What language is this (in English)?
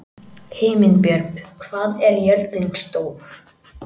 Icelandic